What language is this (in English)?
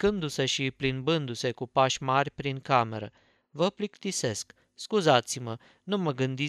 Romanian